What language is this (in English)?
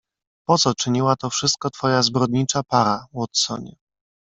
Polish